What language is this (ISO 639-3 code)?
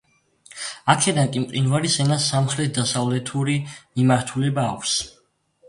kat